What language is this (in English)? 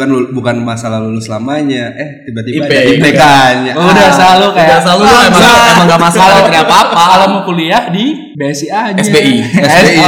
Indonesian